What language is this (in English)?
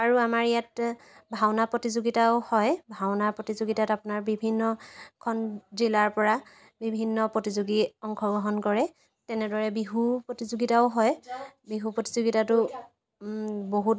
Assamese